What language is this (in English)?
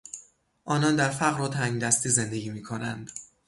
Persian